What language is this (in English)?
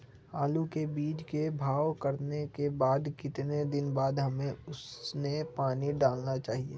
Magahi